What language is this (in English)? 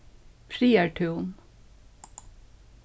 Faroese